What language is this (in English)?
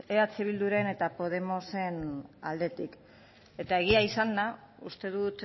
Basque